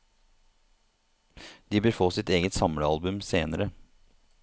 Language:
Norwegian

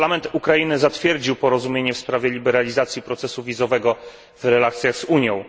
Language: Polish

